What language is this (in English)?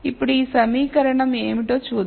Telugu